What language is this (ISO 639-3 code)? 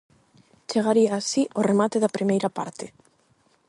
glg